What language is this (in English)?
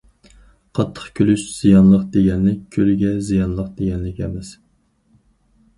Uyghur